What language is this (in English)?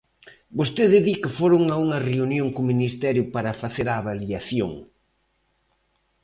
Galician